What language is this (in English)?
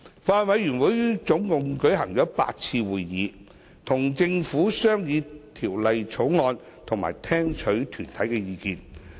Cantonese